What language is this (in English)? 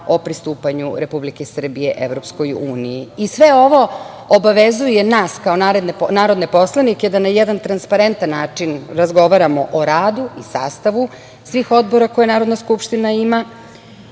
Serbian